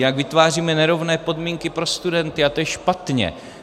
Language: Czech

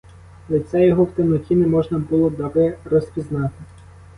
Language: Ukrainian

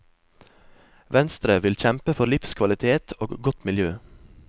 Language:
Norwegian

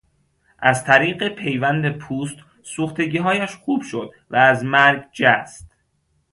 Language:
Persian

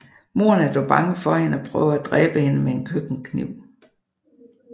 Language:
Danish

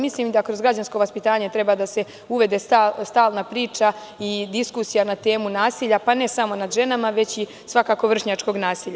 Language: Serbian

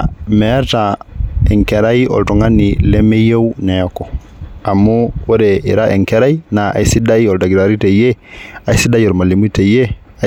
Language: Masai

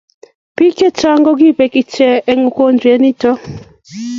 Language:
Kalenjin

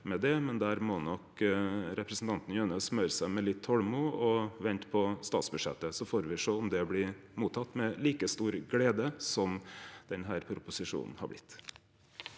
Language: Norwegian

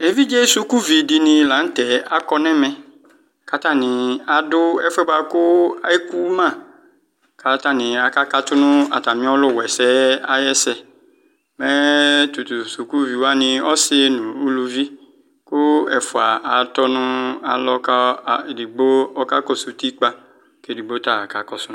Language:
Ikposo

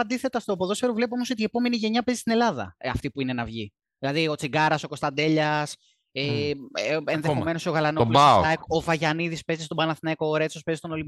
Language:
Greek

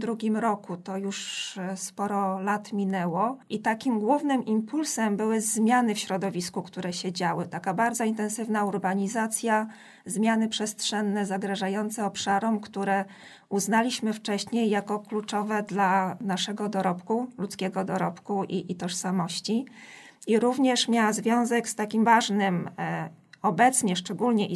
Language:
Polish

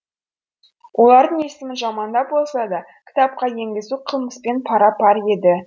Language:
Kazakh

